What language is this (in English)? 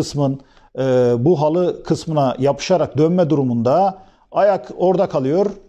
Turkish